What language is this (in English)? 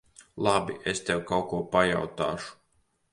Latvian